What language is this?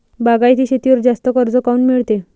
Marathi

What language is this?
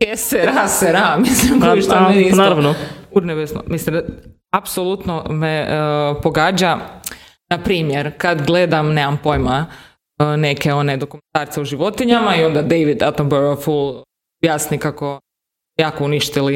Croatian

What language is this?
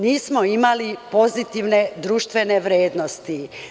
Serbian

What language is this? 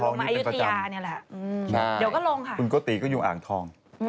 Thai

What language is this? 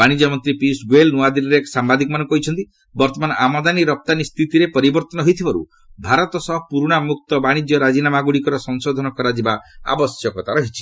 Odia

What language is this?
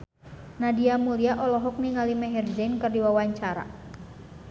Sundanese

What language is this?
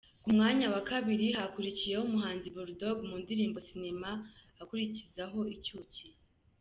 Kinyarwanda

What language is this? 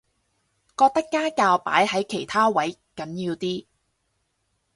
Cantonese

